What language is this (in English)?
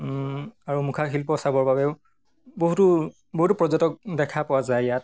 Assamese